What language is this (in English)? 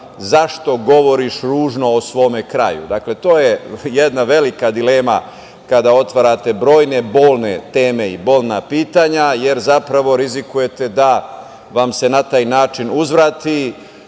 Serbian